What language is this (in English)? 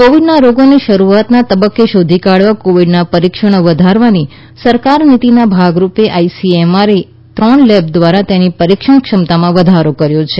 Gujarati